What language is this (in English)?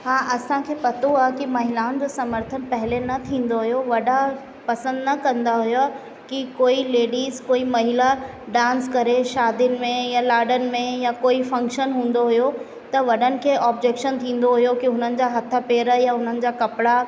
Sindhi